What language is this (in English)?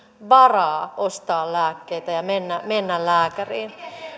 Finnish